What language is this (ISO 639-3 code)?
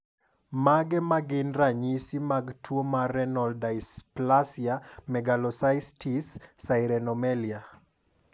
luo